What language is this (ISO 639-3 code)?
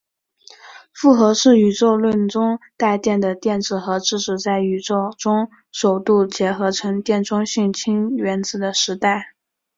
zho